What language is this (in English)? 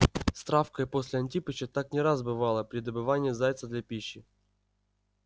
Russian